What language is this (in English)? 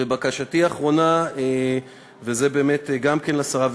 Hebrew